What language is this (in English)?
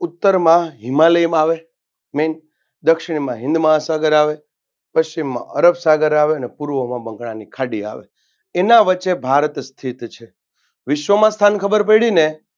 Gujarati